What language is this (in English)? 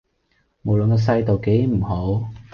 Cantonese